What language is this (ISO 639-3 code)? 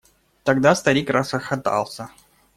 rus